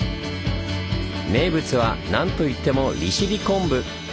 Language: Japanese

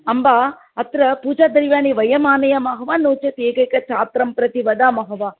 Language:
Sanskrit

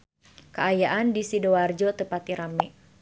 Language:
Sundanese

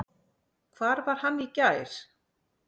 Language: Icelandic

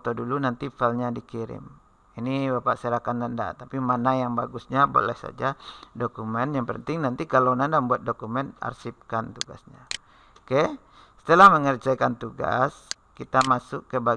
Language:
Indonesian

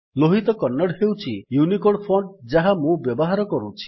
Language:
Odia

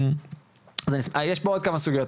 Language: Hebrew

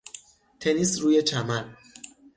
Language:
Persian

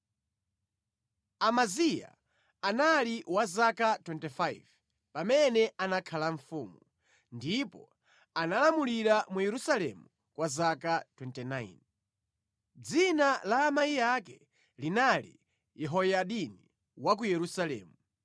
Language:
Nyanja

